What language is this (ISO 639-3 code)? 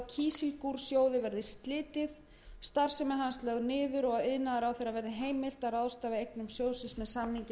isl